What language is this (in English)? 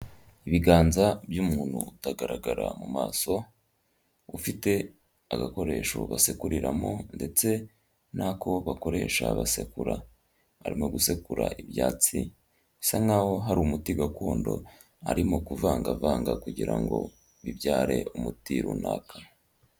Kinyarwanda